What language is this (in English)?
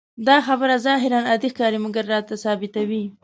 Pashto